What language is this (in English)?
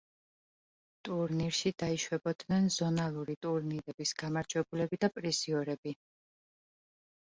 Georgian